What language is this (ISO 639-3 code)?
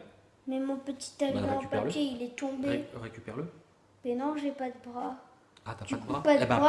fra